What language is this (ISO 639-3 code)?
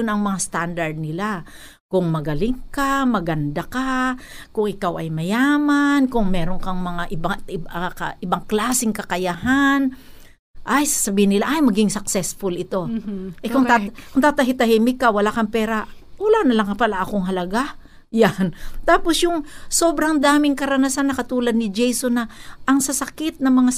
fil